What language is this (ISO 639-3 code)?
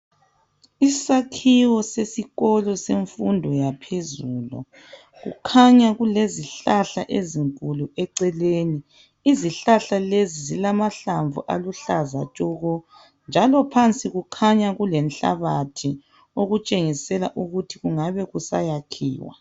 nde